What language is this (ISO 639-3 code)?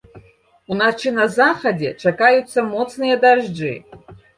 bel